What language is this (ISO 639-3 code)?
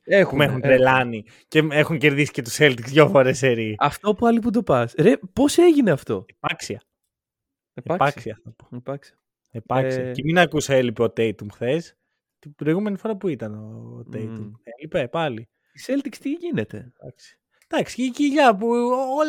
ell